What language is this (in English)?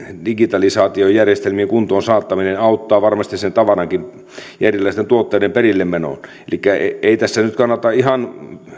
Finnish